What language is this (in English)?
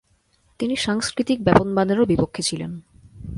Bangla